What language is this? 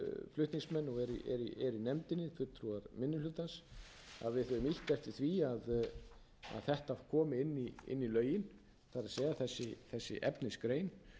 Icelandic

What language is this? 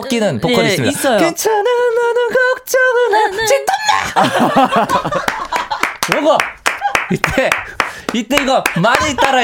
Korean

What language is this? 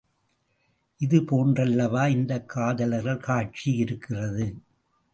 Tamil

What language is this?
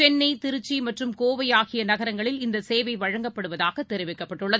Tamil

